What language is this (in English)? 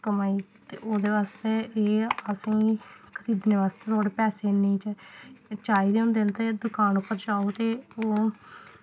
Dogri